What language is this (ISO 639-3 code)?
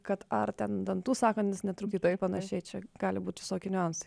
lit